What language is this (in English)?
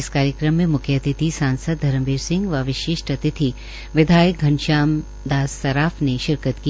Hindi